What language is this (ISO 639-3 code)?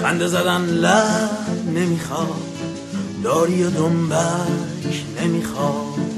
fas